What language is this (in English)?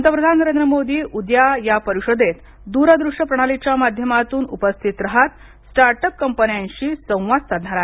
Marathi